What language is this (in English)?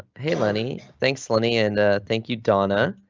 English